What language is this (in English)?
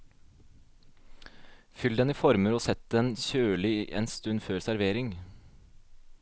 Norwegian